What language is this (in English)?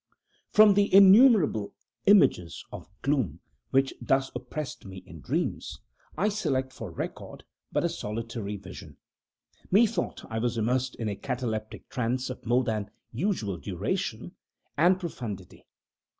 English